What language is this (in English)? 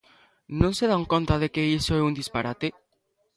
Galician